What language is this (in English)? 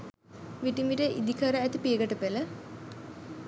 Sinhala